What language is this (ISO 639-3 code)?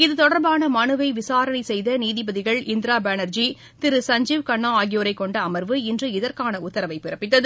tam